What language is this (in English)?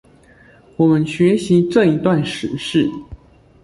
Chinese